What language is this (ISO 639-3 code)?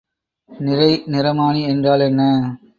tam